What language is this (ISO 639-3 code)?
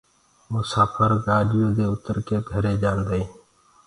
ggg